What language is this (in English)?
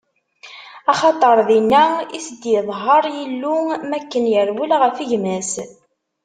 Kabyle